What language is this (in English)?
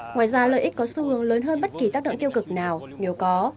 Vietnamese